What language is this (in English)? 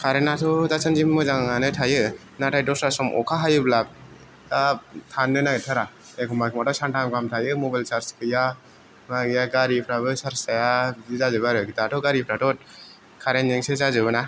Bodo